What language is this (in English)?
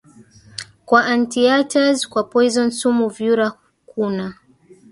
Swahili